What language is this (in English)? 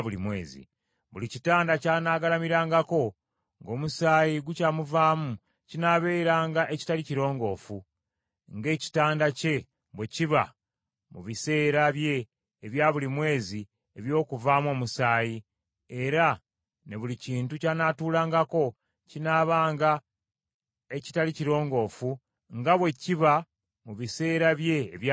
Ganda